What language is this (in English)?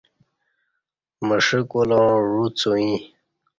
Kati